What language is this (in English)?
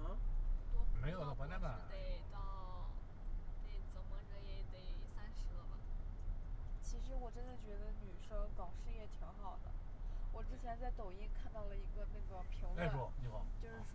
Chinese